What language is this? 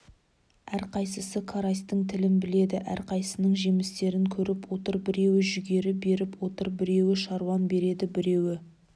Kazakh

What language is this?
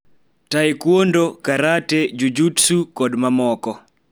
Luo (Kenya and Tanzania)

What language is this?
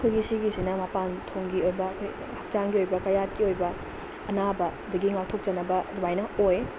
Manipuri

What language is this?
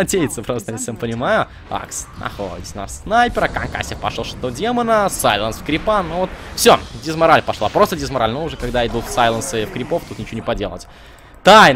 Russian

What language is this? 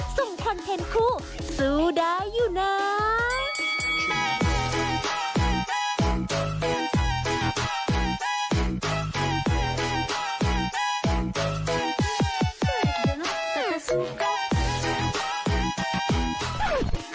Thai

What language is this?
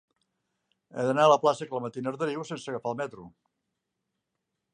Catalan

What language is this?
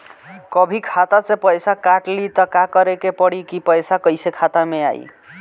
Bhojpuri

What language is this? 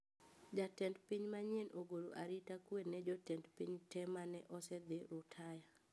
Luo (Kenya and Tanzania)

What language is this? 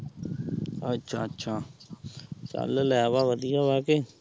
Punjabi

